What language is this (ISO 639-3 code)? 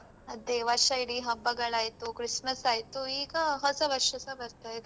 kan